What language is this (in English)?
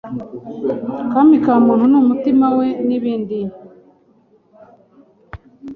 Kinyarwanda